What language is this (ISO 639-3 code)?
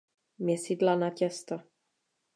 ces